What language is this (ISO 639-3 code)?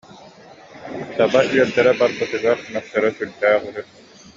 sah